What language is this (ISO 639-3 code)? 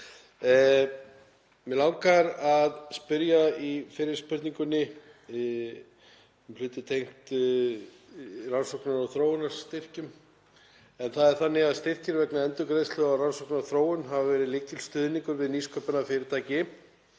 isl